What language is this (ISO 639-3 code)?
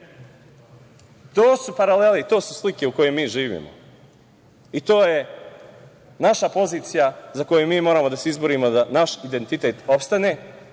srp